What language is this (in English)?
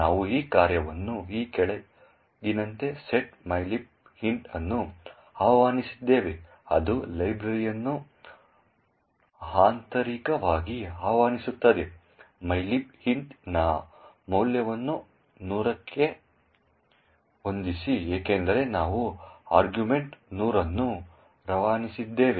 Kannada